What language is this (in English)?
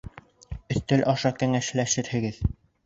Bashkir